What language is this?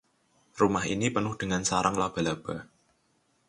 Indonesian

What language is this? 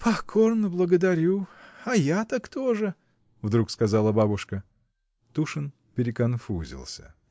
Russian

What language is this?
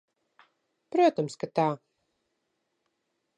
Latvian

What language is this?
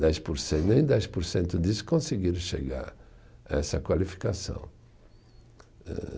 Portuguese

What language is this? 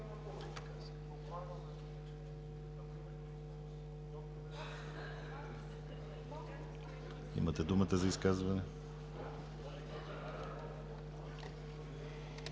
Bulgarian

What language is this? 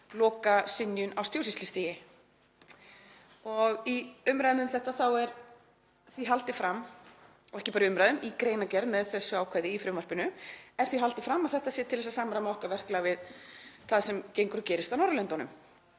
Icelandic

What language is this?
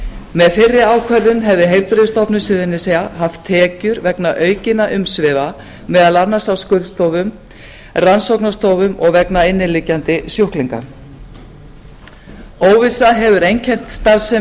Icelandic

